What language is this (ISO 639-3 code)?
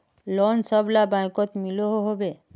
mag